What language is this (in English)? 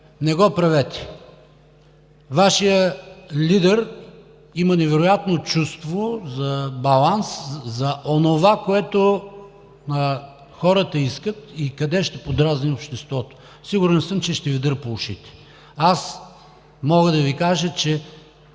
Bulgarian